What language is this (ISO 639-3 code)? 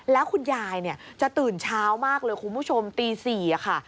tha